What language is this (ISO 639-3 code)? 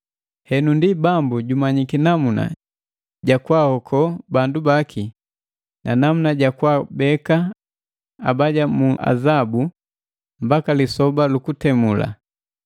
mgv